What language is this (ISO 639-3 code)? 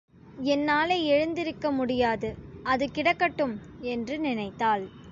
tam